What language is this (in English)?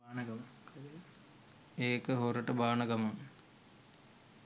Sinhala